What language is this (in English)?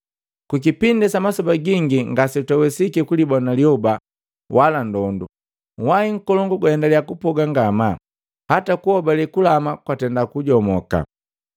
Matengo